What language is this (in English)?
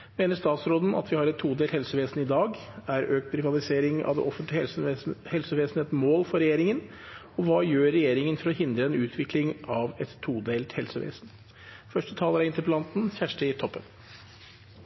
Norwegian